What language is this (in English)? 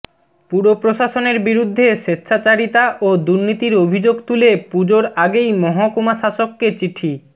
Bangla